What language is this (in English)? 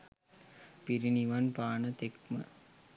Sinhala